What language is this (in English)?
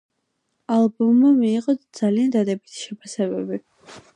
Georgian